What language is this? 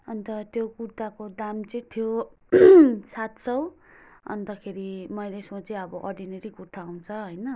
Nepali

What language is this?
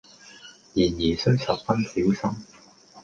Cantonese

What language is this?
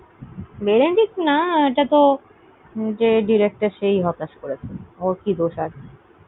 Bangla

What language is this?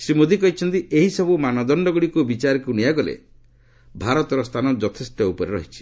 Odia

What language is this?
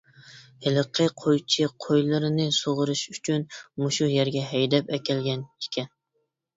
Uyghur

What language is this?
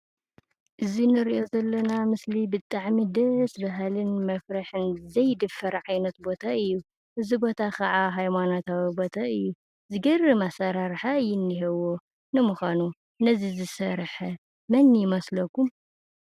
Tigrinya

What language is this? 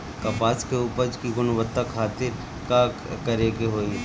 Bhojpuri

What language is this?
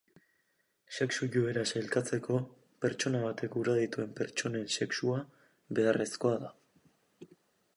Basque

